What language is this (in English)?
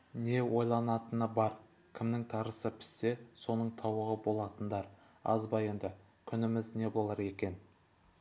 Kazakh